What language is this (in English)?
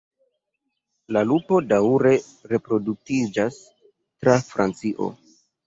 Esperanto